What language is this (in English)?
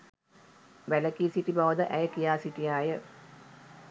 Sinhala